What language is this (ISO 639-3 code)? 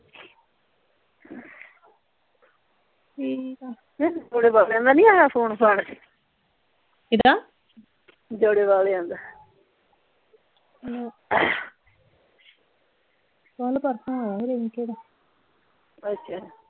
pan